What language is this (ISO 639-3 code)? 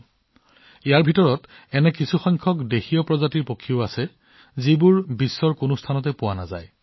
asm